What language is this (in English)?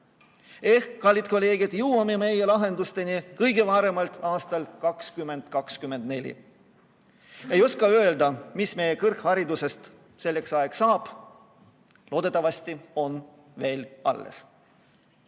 Estonian